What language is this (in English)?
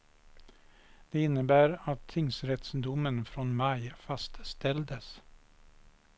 Swedish